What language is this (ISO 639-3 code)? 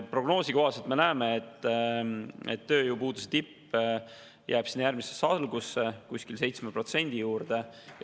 est